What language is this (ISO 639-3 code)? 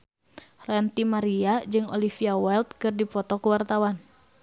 sun